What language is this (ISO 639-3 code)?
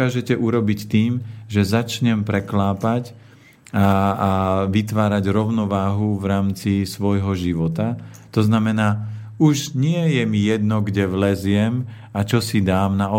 slk